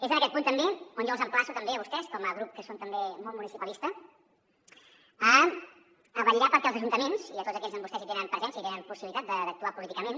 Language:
Catalan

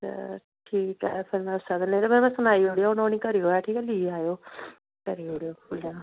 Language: Dogri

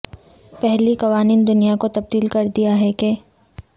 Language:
Urdu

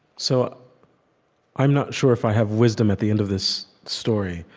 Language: English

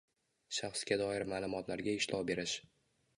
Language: Uzbek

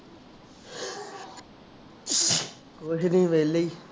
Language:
Punjabi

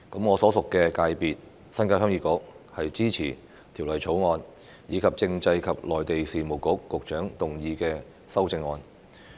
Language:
Cantonese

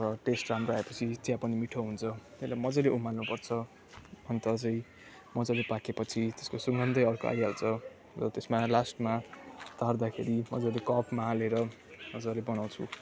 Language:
Nepali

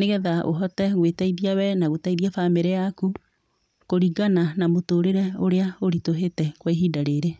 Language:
Kikuyu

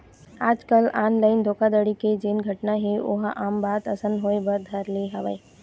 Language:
Chhattisgarhi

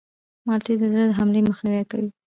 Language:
Pashto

